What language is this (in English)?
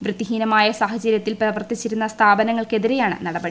Malayalam